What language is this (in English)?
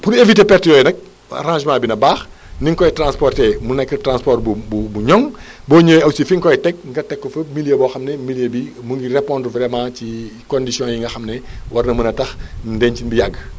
Wolof